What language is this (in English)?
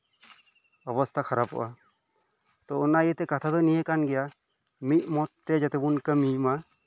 Santali